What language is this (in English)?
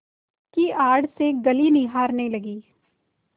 Hindi